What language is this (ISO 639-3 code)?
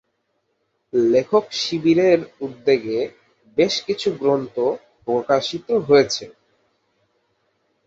ben